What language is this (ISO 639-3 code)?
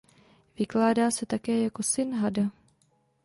ces